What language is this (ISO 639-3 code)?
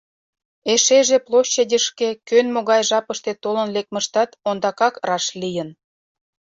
chm